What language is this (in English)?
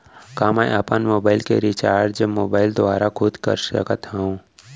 Chhattisgarhi